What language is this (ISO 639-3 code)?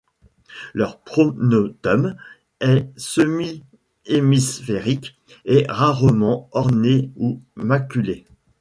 fra